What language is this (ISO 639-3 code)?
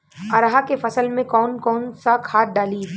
bho